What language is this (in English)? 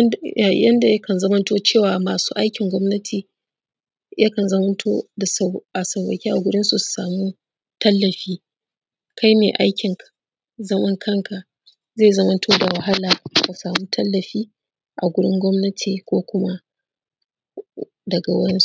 Hausa